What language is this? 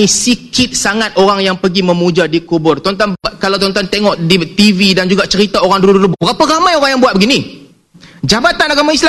Malay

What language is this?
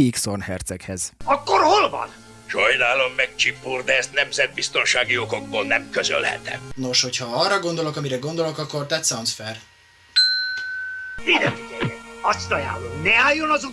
Hungarian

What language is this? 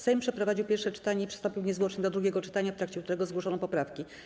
Polish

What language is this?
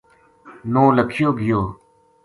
Gujari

